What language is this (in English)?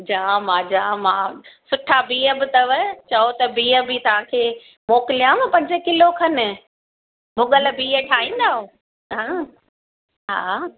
Sindhi